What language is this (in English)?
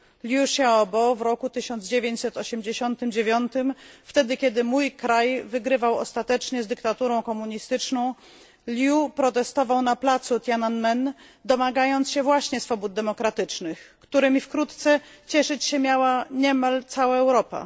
Polish